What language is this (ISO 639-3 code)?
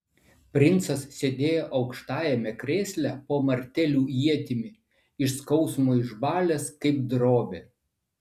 lit